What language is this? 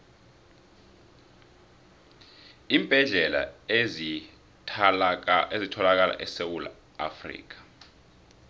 South Ndebele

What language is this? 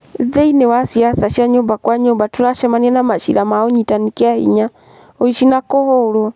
Kikuyu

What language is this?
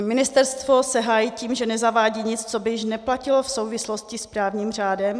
Czech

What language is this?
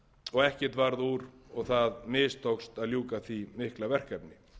Icelandic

